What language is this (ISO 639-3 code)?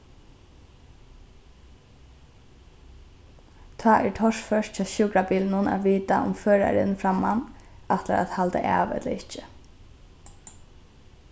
fao